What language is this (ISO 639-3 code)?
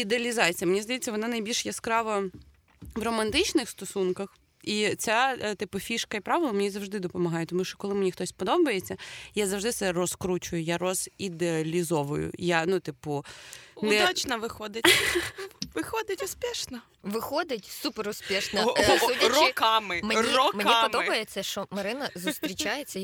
ukr